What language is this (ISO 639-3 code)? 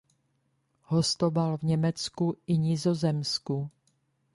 ces